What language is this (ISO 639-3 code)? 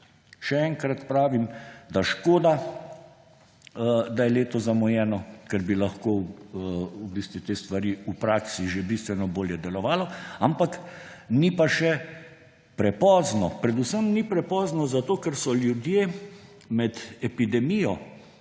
slv